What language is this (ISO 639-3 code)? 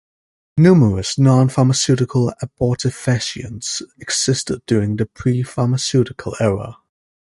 eng